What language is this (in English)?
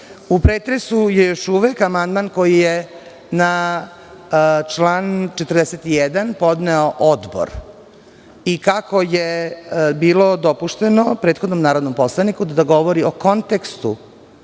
Serbian